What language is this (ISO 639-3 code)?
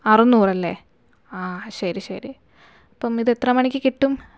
mal